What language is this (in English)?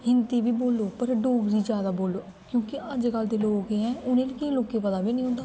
Dogri